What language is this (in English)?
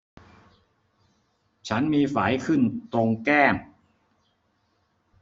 Thai